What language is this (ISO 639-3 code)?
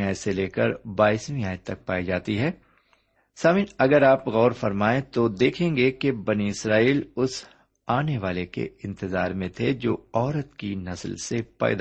urd